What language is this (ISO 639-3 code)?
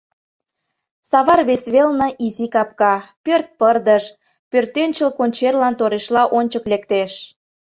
chm